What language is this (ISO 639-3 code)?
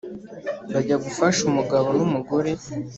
kin